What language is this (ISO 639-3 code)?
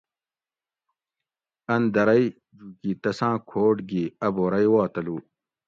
gwc